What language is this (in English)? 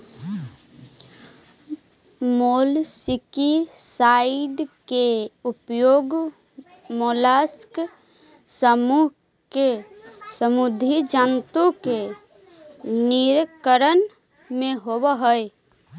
Magahi